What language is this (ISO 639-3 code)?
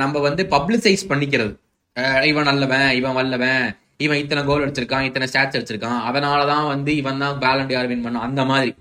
tam